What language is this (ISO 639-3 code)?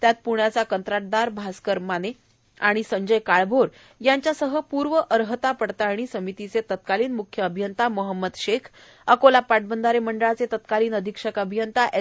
mar